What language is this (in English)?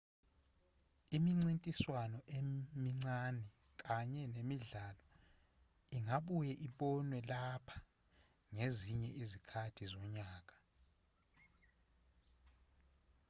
Zulu